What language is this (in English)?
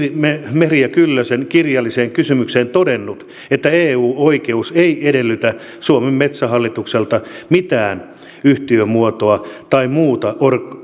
Finnish